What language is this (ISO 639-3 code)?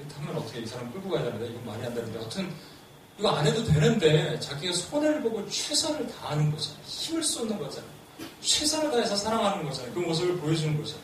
kor